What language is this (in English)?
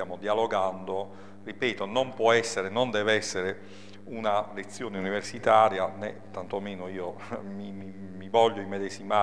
Italian